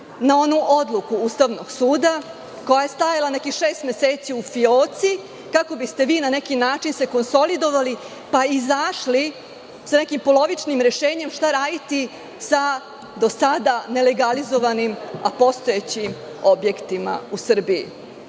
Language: Serbian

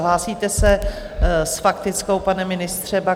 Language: Czech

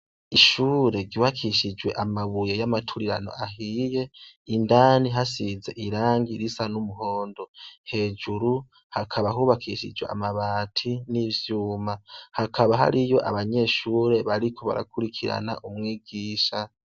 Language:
Rundi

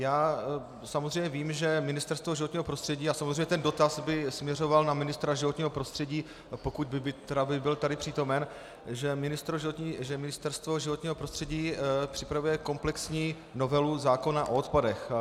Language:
Czech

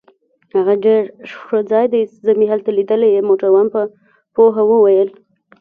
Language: Pashto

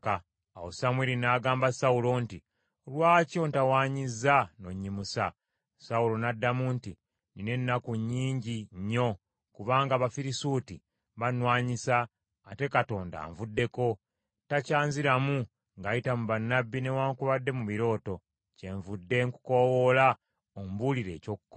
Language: Ganda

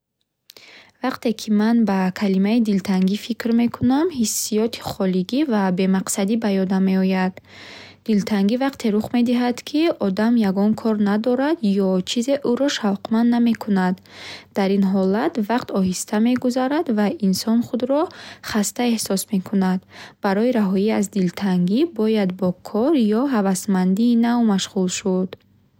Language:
Bukharic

